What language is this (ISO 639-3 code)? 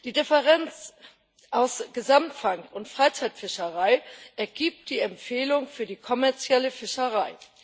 deu